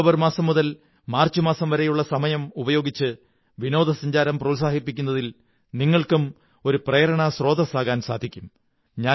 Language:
Malayalam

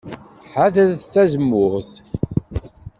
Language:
Kabyle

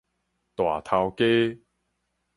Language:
Min Nan Chinese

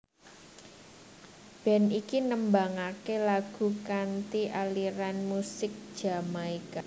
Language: Javanese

